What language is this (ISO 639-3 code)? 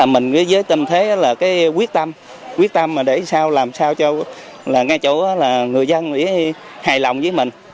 vie